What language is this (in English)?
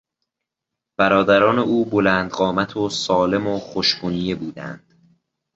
Persian